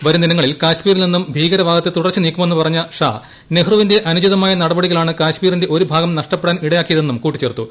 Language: Malayalam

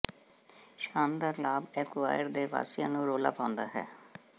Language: Punjabi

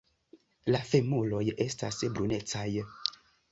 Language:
Esperanto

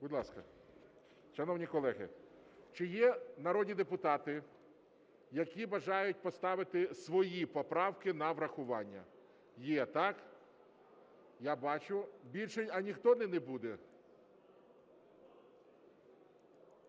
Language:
Ukrainian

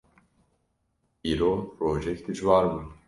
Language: Kurdish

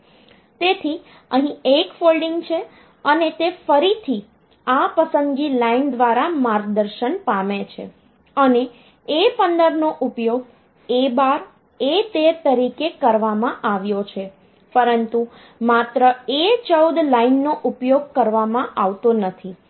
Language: Gujarati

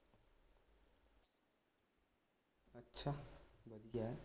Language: Punjabi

